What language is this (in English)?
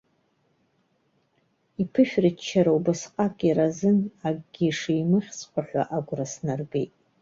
Abkhazian